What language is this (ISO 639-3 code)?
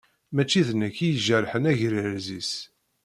kab